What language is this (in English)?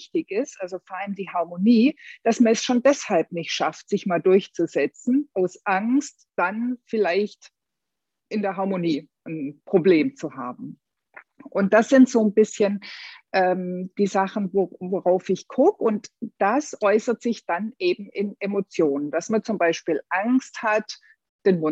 German